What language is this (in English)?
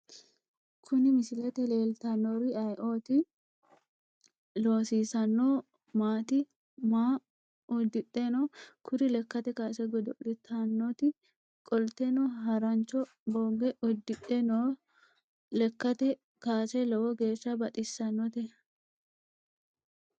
Sidamo